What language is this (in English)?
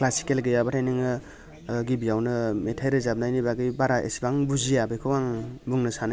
Bodo